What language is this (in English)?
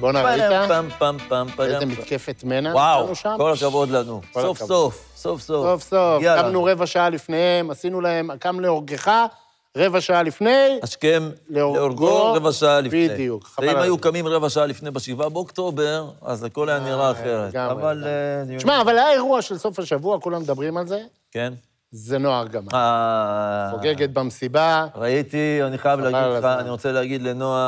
Hebrew